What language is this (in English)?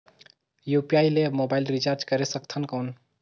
Chhattisgarhi